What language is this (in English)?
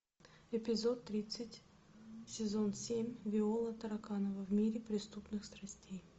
Russian